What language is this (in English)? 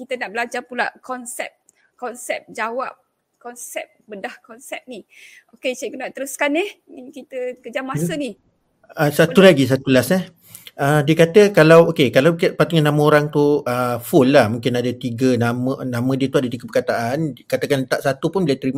Malay